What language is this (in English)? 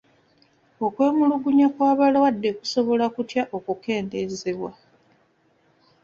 Ganda